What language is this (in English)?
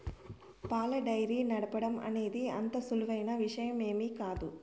Telugu